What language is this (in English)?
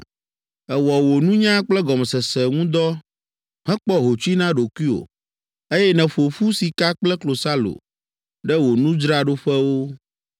Ewe